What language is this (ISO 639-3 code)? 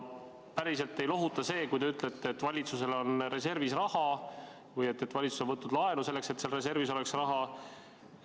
est